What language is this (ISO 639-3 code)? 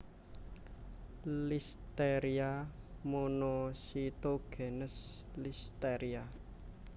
jav